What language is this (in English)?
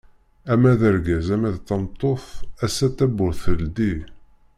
Kabyle